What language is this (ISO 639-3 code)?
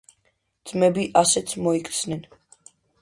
kat